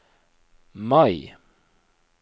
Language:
Norwegian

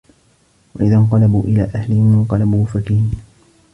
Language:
Arabic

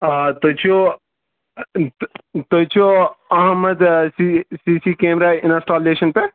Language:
Kashmiri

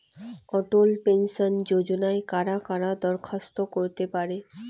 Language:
Bangla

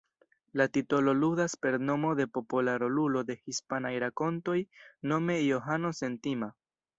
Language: Esperanto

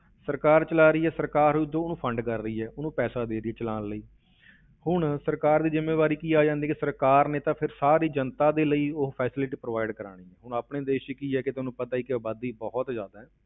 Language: Punjabi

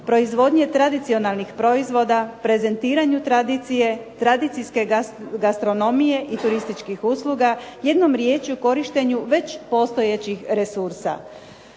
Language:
Croatian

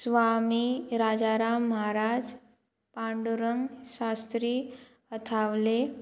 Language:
Konkani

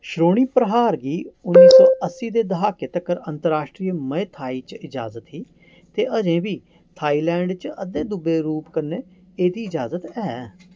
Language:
Dogri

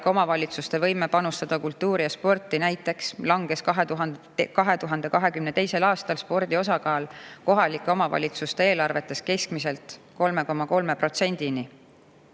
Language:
Estonian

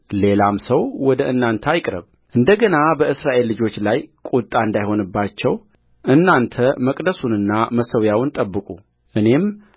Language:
Amharic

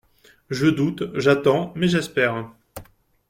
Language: French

